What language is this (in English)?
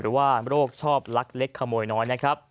Thai